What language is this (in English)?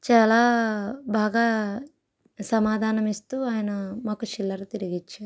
Telugu